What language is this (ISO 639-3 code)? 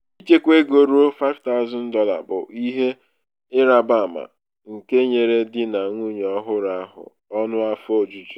ibo